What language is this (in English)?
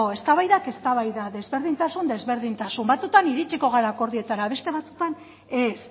Basque